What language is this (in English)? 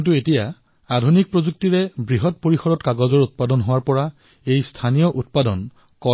Assamese